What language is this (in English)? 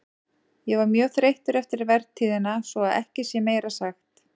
Icelandic